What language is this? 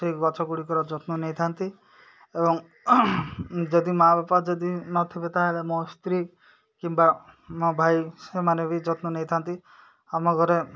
Odia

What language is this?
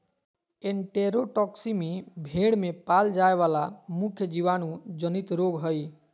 Magahi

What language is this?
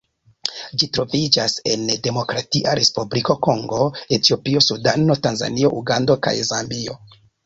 Esperanto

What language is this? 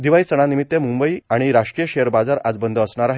Marathi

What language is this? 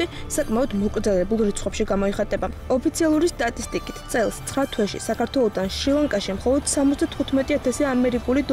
Romanian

